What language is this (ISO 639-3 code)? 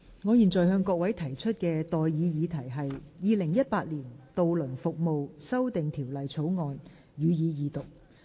yue